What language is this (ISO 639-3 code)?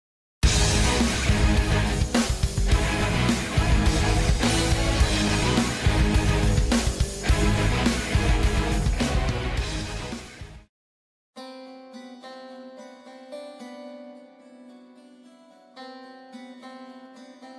tur